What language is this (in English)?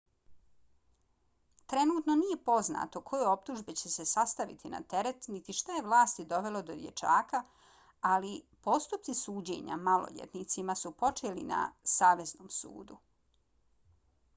Bosnian